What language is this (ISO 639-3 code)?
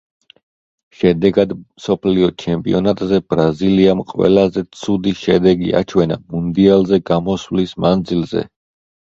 kat